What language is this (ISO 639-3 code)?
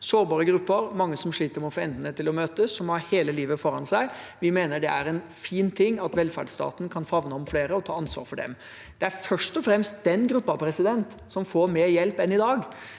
nor